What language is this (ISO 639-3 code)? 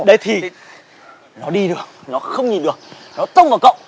vie